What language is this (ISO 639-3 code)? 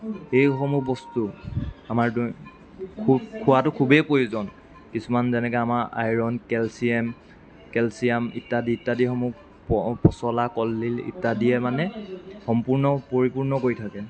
asm